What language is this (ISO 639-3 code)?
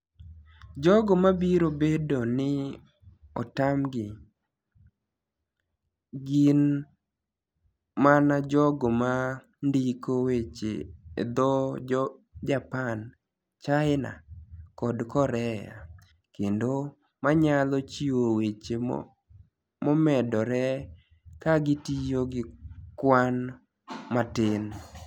luo